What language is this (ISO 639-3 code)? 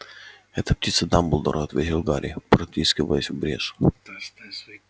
rus